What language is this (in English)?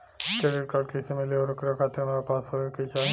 Bhojpuri